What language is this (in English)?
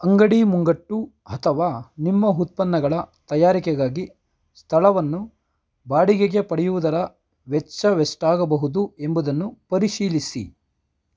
Kannada